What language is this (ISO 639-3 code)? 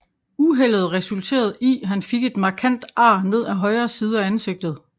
dan